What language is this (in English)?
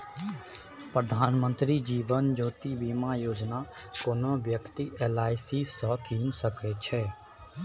Maithili